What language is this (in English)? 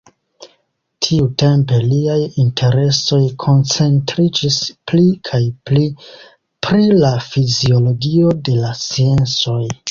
Esperanto